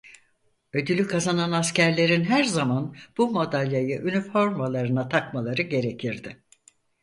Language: Turkish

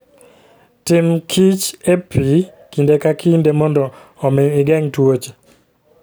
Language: Luo (Kenya and Tanzania)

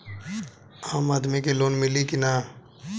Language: Bhojpuri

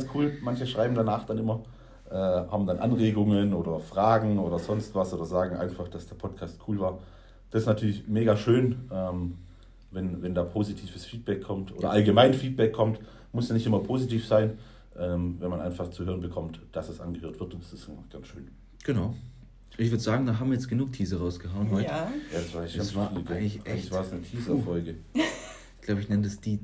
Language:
German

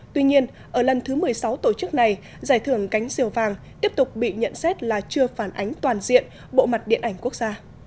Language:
Vietnamese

